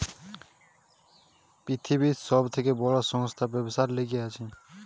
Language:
Bangla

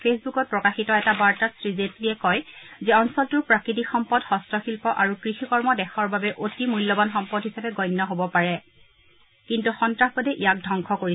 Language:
Assamese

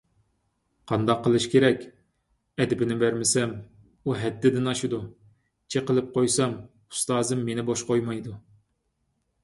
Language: Uyghur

